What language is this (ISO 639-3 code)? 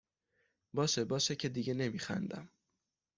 fas